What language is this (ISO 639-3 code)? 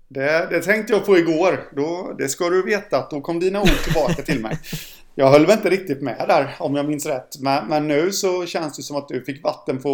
swe